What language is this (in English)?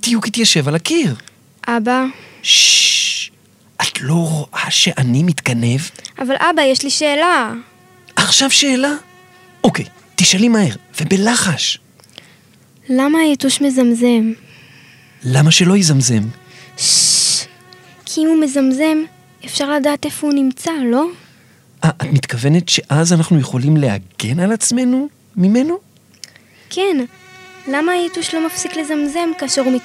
Hebrew